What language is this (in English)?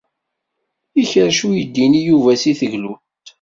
Kabyle